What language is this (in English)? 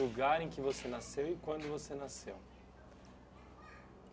Portuguese